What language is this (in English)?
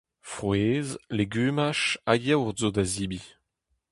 Breton